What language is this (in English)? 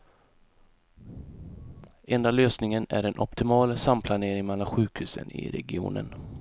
Swedish